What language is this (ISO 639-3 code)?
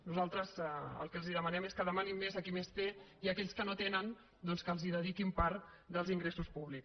cat